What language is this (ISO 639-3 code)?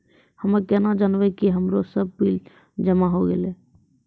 mai